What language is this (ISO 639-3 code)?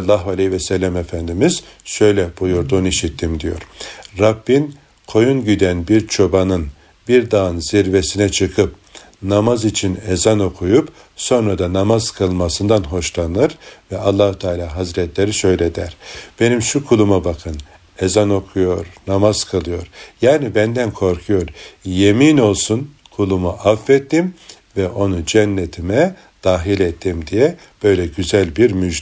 tur